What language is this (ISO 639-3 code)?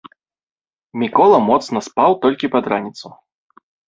bel